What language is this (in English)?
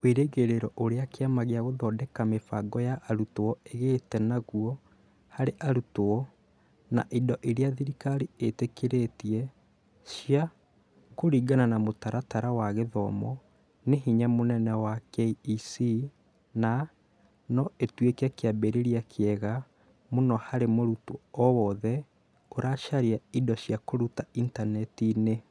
Kikuyu